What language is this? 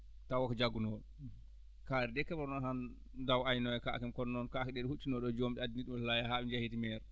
Fula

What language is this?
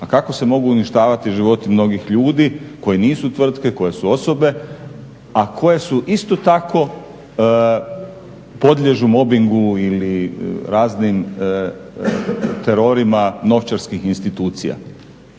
Croatian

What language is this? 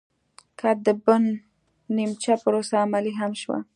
Pashto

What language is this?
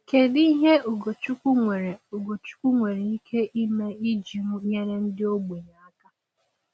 Igbo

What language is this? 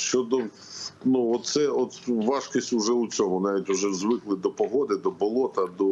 Ukrainian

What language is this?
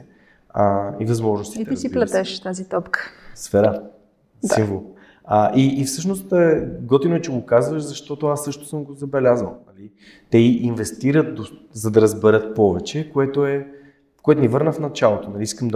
Bulgarian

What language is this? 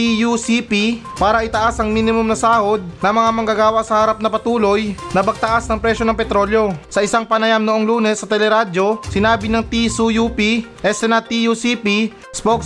Filipino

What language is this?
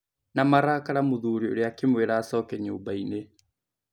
Kikuyu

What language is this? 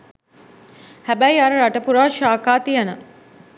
Sinhala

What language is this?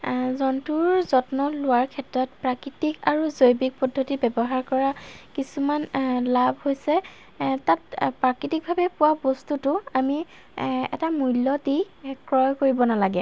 Assamese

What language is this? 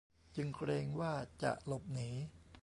Thai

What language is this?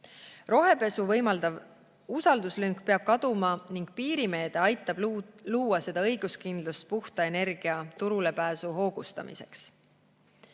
Estonian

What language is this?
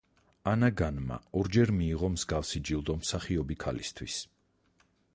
Georgian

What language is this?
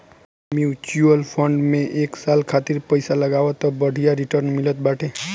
Bhojpuri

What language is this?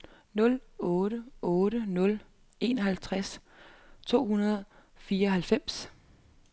Danish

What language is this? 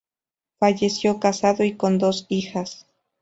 Spanish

